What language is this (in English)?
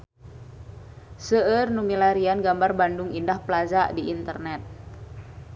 Sundanese